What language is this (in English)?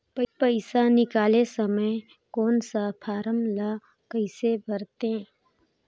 Chhattisgarhi